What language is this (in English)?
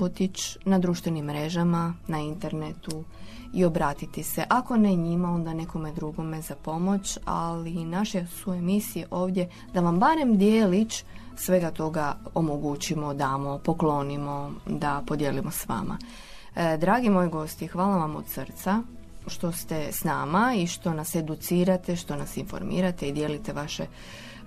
Croatian